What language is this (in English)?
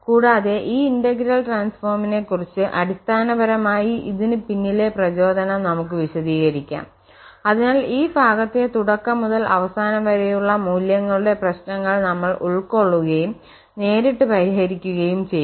Malayalam